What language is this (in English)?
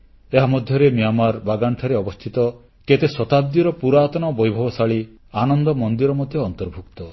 Odia